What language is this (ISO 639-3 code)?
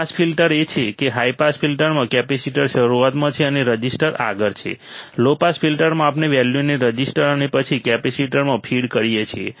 guj